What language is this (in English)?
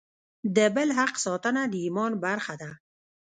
Pashto